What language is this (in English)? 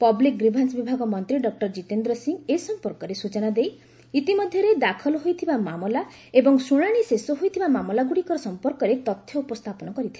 Odia